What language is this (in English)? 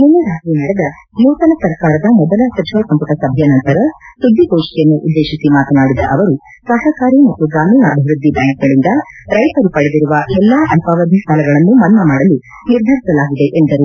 Kannada